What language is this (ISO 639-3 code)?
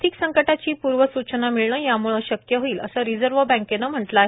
mar